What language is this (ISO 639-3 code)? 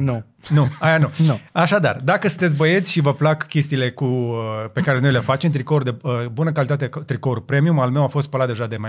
ron